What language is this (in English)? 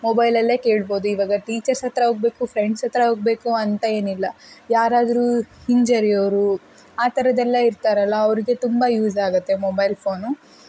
Kannada